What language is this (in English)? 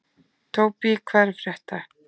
Icelandic